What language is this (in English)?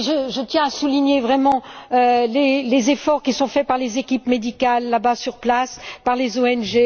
French